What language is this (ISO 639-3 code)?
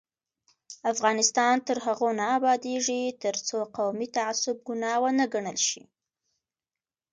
pus